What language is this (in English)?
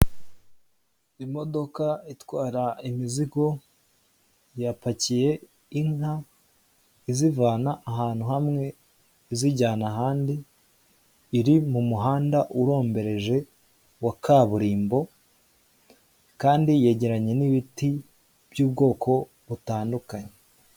Kinyarwanda